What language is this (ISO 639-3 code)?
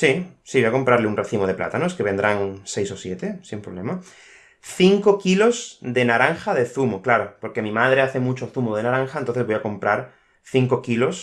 spa